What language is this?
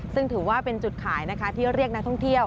Thai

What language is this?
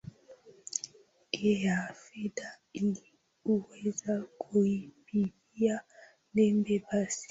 Swahili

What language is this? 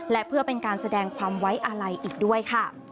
Thai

